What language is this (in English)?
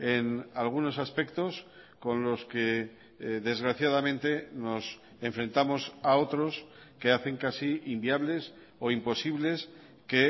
Spanish